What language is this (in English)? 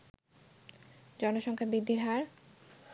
Bangla